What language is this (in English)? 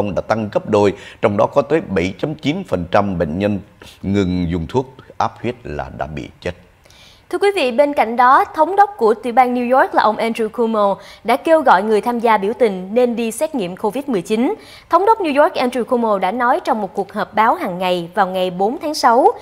Vietnamese